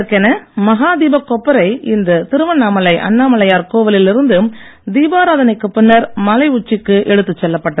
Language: Tamil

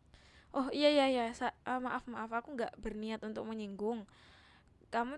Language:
Indonesian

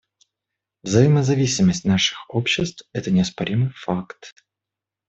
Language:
Russian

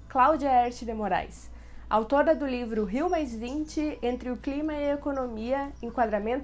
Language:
Portuguese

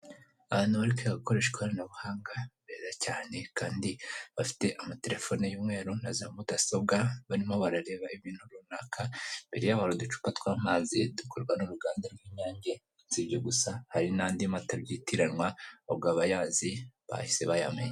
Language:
Kinyarwanda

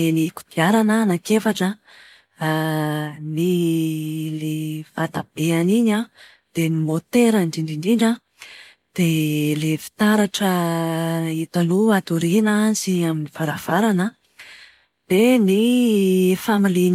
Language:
Malagasy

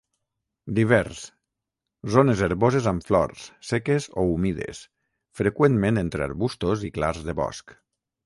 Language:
Catalan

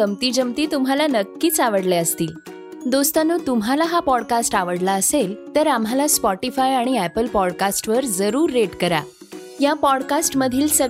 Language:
Marathi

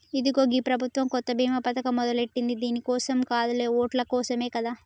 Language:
Telugu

